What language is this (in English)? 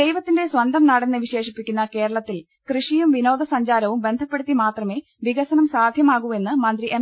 Malayalam